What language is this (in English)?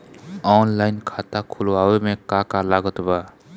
Bhojpuri